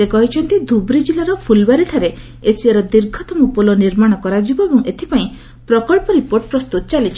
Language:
Odia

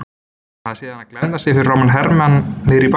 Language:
Icelandic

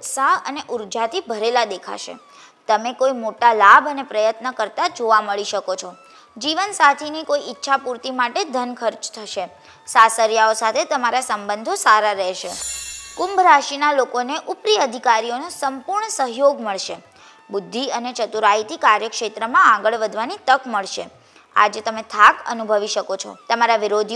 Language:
Gujarati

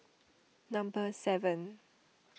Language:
English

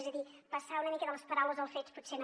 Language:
Catalan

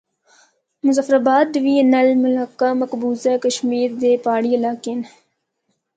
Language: Northern Hindko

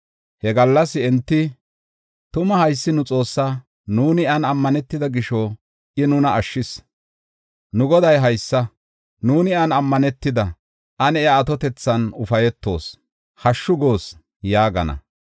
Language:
Gofa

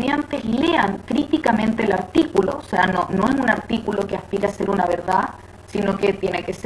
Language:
Spanish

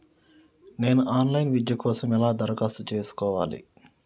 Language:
Telugu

